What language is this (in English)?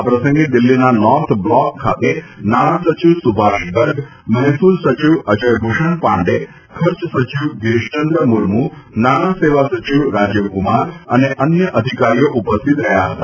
Gujarati